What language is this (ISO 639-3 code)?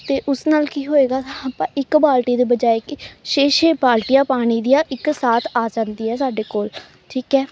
pan